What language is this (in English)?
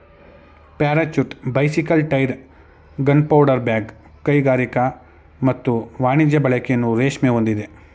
Kannada